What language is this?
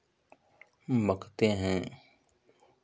Hindi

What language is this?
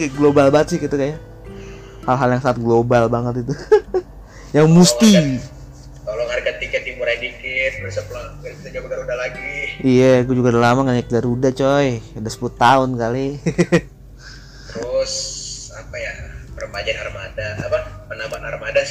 Indonesian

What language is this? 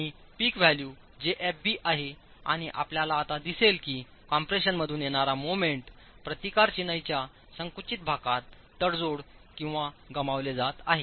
Marathi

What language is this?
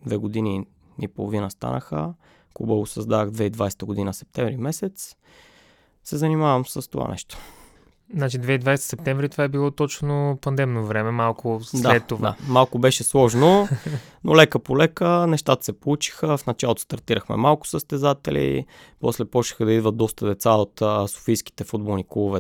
Bulgarian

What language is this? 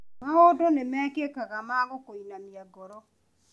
Kikuyu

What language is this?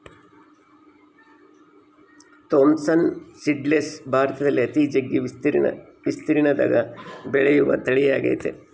Kannada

